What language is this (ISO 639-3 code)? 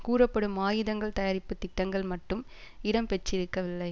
tam